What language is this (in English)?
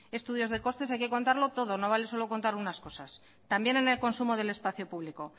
Spanish